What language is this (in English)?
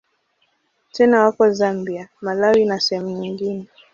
Swahili